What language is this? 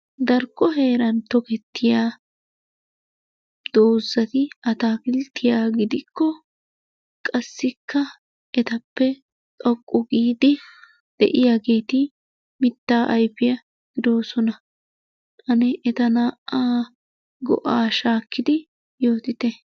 Wolaytta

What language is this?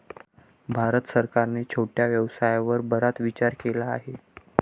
Marathi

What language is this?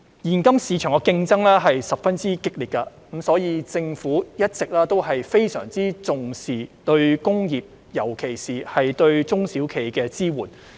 Cantonese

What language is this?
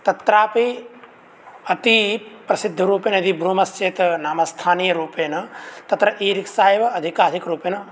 Sanskrit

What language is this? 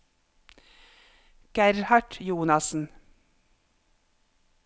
Norwegian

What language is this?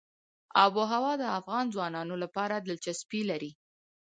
Pashto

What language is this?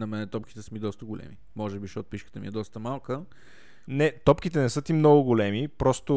Bulgarian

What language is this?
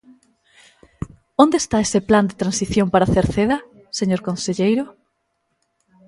Galician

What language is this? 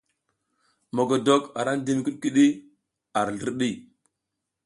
South Giziga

